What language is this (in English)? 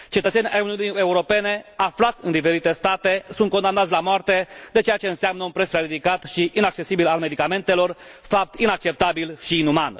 Romanian